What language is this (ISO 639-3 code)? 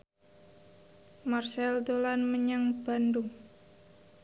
jav